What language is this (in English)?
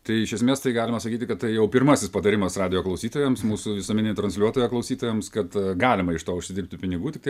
Lithuanian